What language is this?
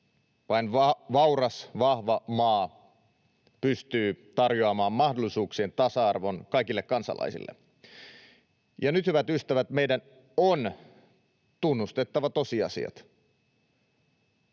Finnish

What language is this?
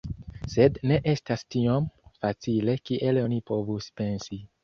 Esperanto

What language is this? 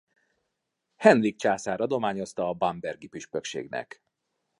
Hungarian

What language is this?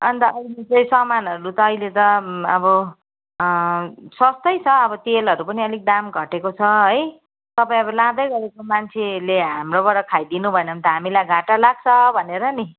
Nepali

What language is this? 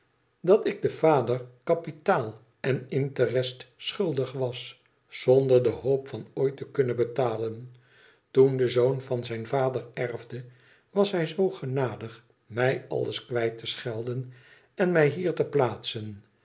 Dutch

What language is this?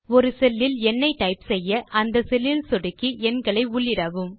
Tamil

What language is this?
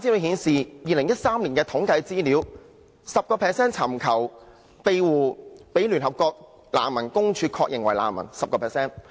Cantonese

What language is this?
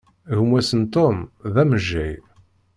Kabyle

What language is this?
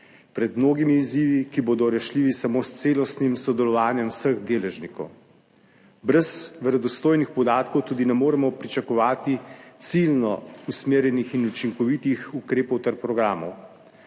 Slovenian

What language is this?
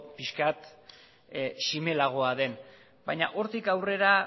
Basque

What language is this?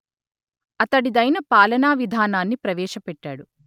Telugu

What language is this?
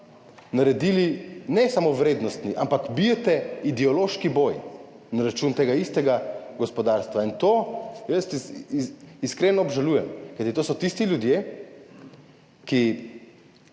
Slovenian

